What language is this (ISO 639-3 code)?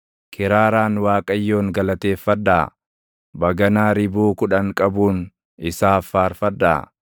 orm